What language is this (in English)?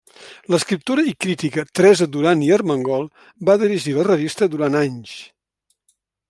Catalan